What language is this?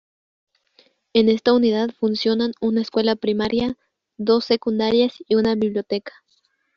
Spanish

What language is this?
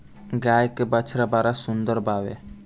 Bhojpuri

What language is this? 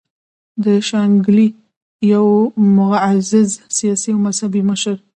Pashto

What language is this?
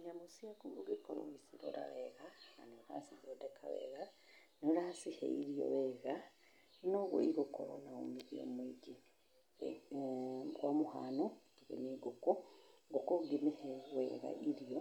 Kikuyu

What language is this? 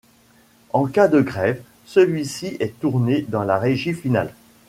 French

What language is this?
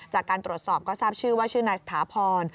Thai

